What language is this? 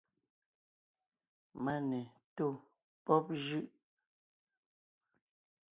Ngiemboon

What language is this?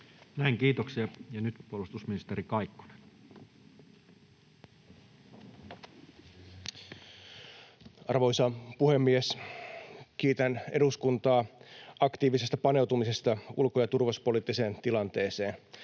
Finnish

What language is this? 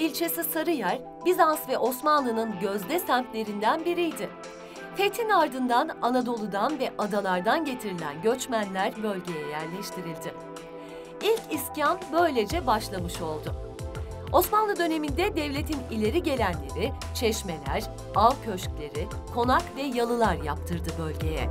Turkish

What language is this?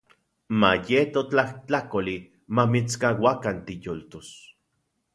Central Puebla Nahuatl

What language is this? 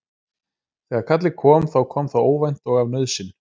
Icelandic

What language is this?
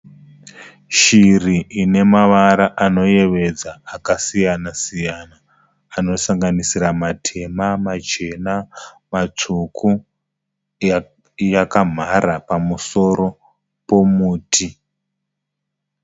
Shona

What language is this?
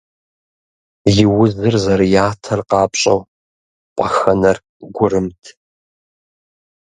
Kabardian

